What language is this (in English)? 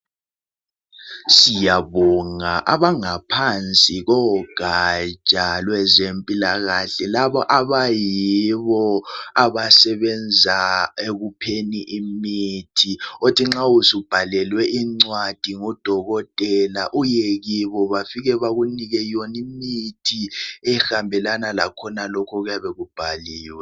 North Ndebele